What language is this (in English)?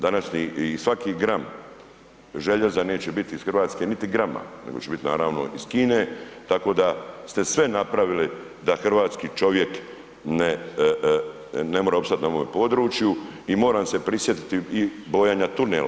Croatian